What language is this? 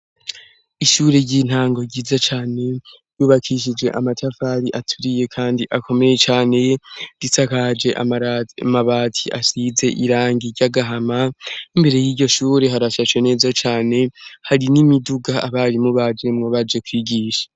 Rundi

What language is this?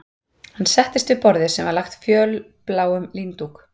Icelandic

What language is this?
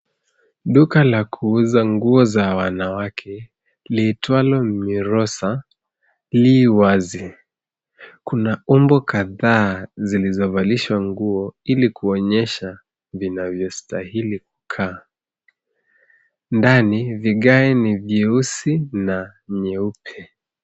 Swahili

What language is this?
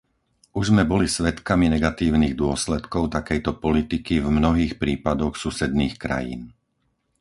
Slovak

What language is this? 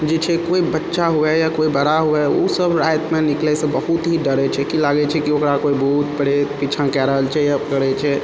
Maithili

